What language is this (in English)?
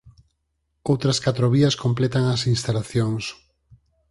Galician